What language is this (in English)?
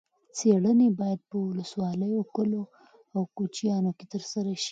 Pashto